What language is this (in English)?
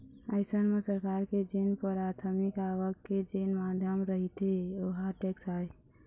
Chhattisgarhi